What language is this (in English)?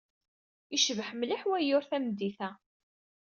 Kabyle